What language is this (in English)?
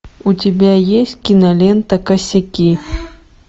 Russian